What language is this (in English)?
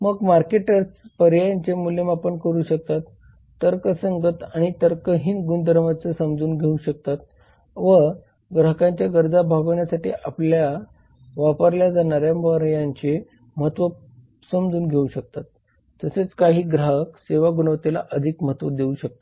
Marathi